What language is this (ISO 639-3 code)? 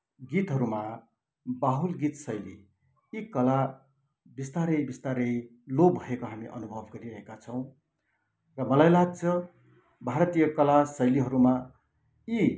nep